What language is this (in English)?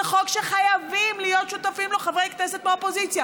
Hebrew